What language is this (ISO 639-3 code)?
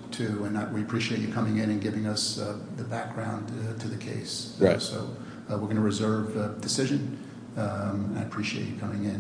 eng